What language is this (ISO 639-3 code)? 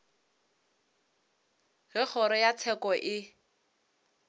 nso